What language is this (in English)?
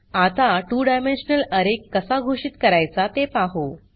Marathi